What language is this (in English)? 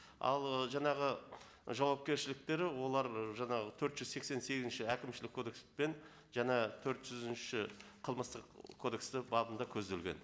Kazakh